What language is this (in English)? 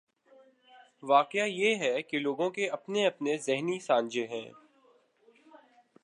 Urdu